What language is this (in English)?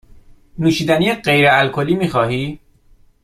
Persian